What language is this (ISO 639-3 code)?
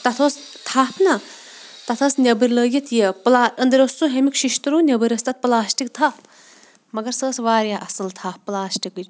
kas